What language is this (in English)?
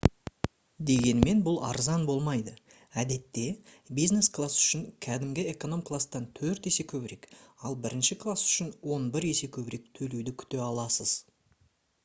Kazakh